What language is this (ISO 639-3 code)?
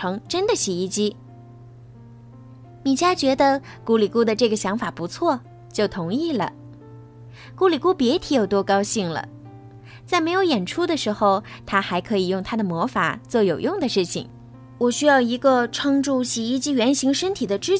zho